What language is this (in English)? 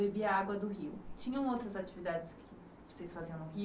Portuguese